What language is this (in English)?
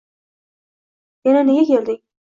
Uzbek